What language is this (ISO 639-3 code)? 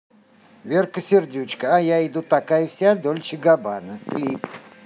rus